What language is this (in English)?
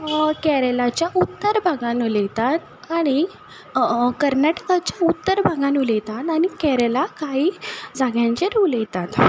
Konkani